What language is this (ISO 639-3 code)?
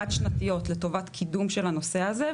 heb